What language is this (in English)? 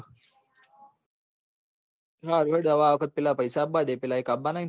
Gujarati